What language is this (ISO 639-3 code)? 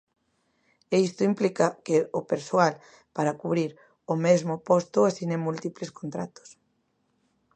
glg